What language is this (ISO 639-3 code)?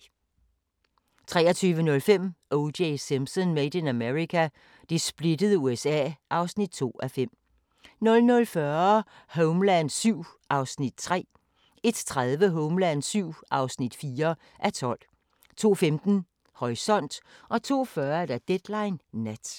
dan